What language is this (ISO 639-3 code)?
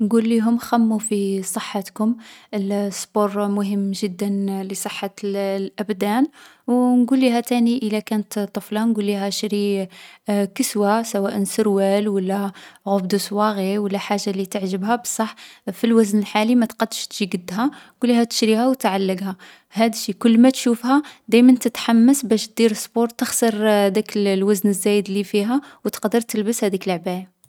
arq